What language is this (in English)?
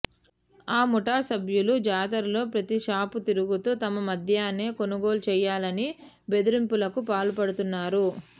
Telugu